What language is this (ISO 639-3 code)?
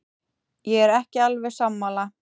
isl